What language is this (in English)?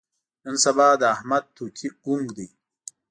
Pashto